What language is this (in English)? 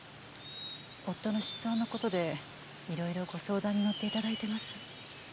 Japanese